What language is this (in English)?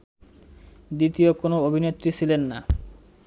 Bangla